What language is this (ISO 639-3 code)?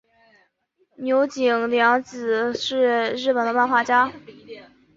zho